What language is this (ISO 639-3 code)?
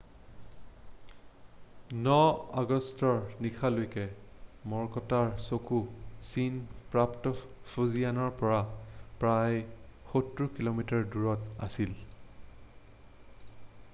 asm